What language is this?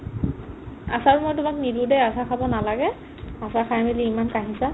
Assamese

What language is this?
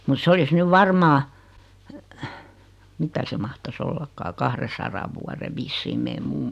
Finnish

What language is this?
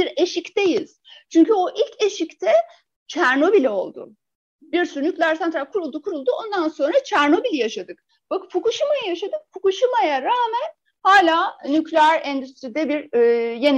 Turkish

